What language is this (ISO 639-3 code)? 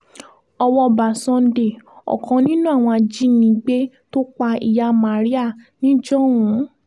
yor